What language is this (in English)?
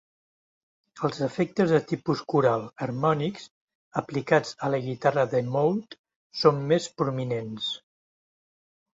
Catalan